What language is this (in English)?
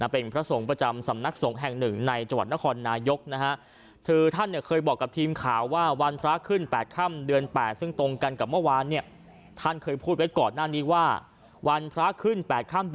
Thai